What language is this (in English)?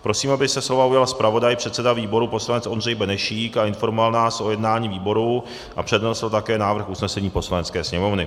Czech